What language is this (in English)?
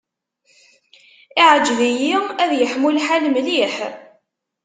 Kabyle